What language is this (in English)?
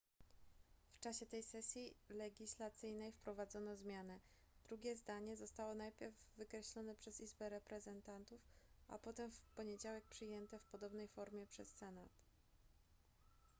Polish